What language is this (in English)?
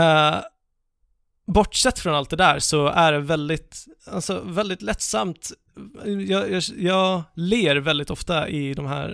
Swedish